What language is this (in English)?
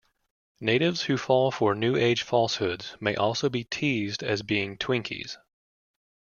English